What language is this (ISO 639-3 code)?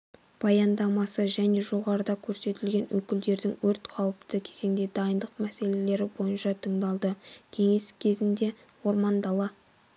kaz